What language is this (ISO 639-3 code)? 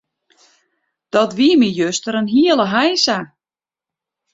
fry